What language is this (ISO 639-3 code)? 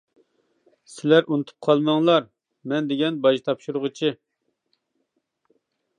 uig